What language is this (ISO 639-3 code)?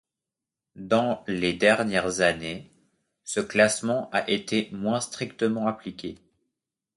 fra